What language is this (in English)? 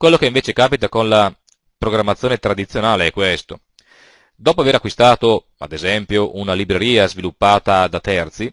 Italian